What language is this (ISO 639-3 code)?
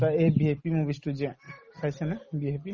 asm